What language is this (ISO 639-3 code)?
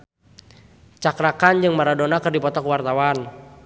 sun